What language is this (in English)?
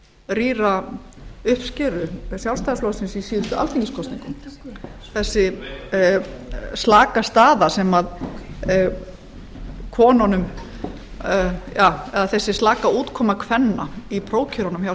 Icelandic